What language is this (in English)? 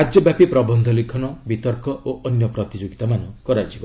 Odia